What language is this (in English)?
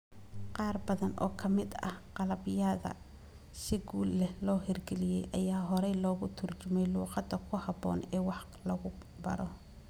Somali